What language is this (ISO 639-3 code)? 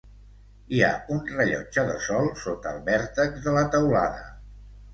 cat